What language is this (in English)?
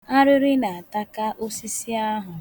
Igbo